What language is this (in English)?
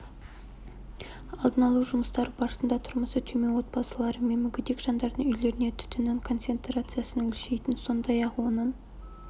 Kazakh